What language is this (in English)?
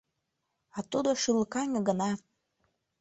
Mari